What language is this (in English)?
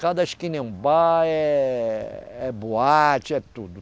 Portuguese